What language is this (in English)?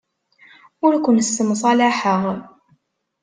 Kabyle